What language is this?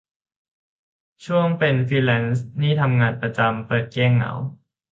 Thai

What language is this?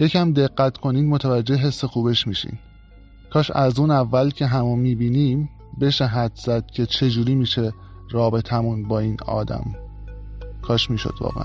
Persian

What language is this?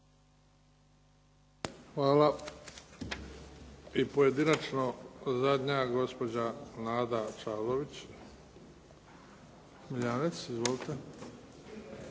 Croatian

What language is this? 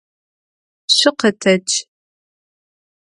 Adyghe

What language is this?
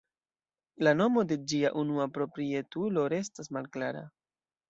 Esperanto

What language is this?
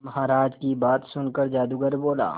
Hindi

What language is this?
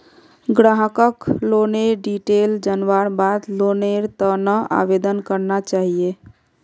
Magahi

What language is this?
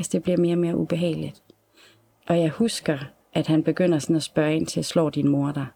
Danish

